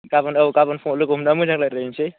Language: Bodo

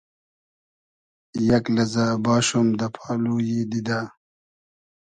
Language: Hazaragi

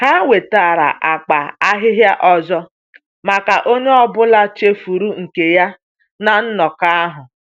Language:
Igbo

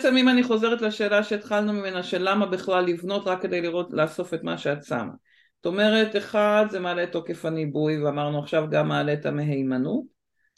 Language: Hebrew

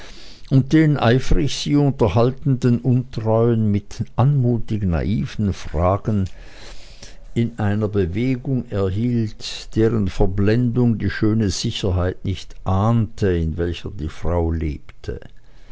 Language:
German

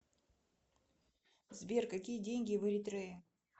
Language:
Russian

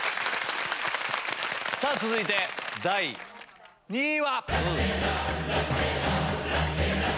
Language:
Japanese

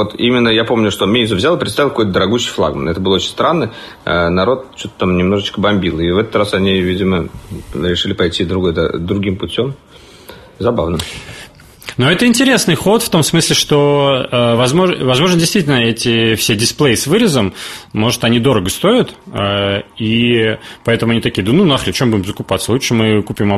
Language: Russian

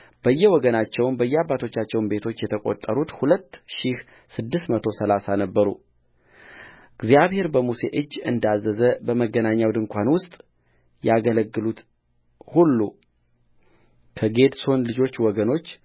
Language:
Amharic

